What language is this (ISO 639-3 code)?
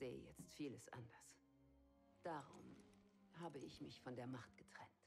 deu